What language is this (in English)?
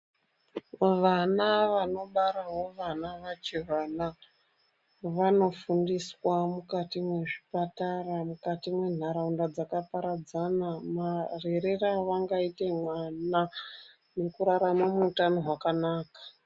Ndau